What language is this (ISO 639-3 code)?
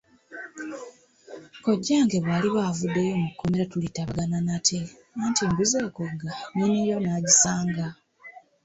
lug